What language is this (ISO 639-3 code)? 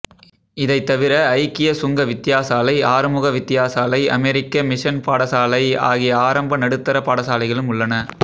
tam